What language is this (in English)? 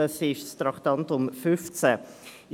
Swiss German